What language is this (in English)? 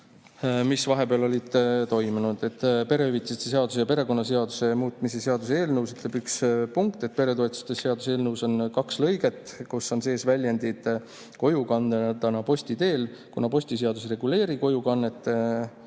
Estonian